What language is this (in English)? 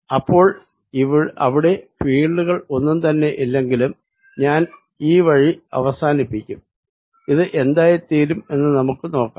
Malayalam